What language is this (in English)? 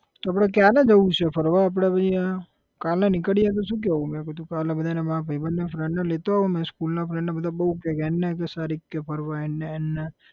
Gujarati